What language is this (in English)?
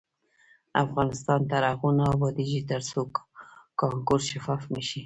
Pashto